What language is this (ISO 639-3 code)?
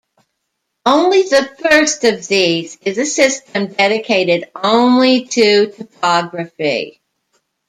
eng